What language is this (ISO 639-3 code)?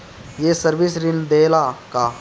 bho